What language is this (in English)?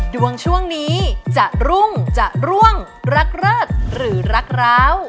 Thai